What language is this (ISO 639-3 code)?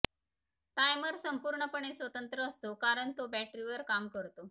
mar